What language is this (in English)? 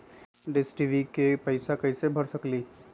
Magahi